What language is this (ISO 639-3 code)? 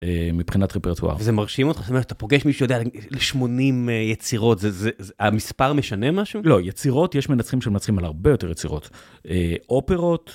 heb